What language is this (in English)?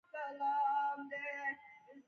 Pashto